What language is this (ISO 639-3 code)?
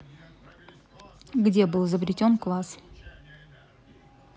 rus